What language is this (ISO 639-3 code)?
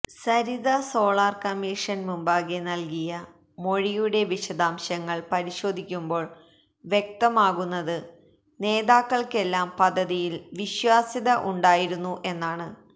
mal